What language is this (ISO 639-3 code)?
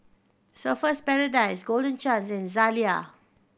eng